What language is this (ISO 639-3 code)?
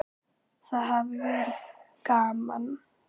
isl